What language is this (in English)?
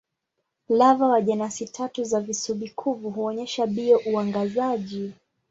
Swahili